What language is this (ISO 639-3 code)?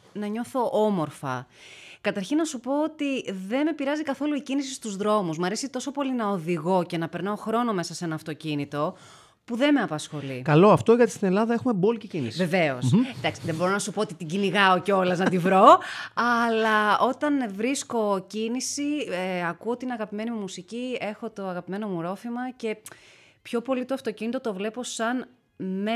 ell